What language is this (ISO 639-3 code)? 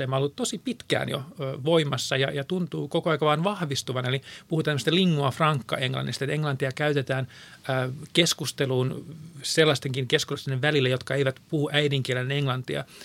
fin